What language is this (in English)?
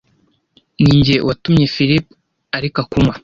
Kinyarwanda